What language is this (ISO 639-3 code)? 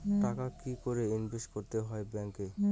ben